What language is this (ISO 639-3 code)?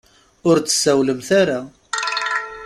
kab